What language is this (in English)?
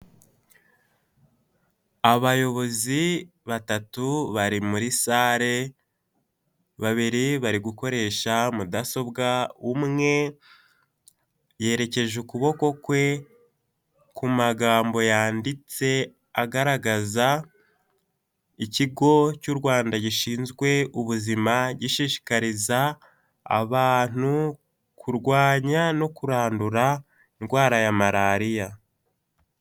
Kinyarwanda